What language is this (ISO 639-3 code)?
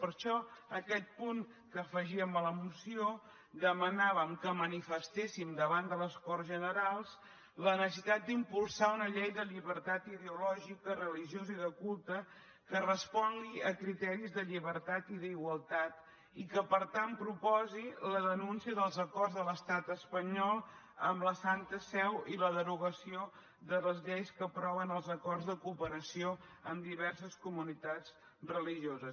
cat